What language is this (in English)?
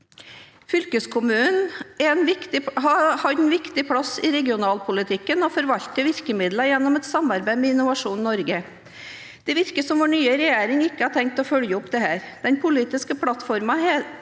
Norwegian